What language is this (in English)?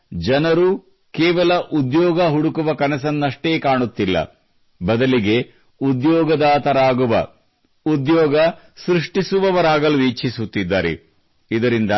Kannada